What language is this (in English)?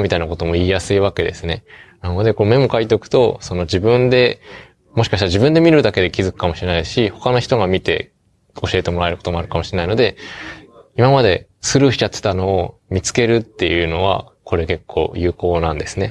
Japanese